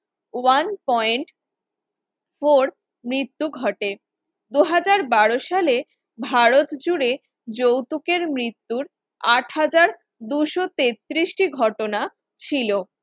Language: Bangla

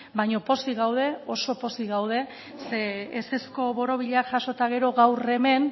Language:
Basque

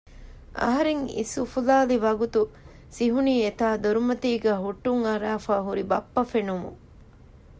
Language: Divehi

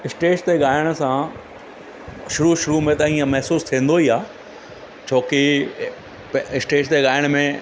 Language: Sindhi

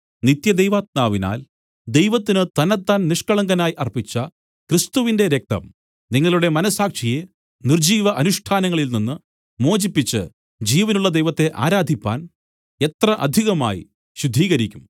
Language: Malayalam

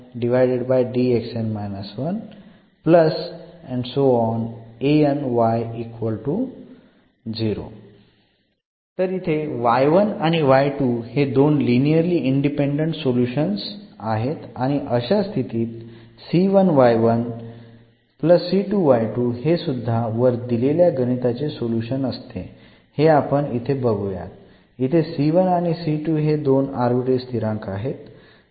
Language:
Marathi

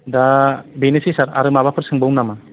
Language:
Bodo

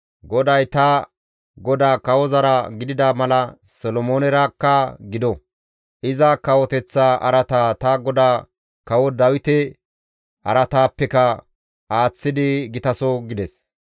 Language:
Gamo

